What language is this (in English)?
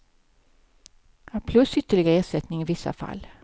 Swedish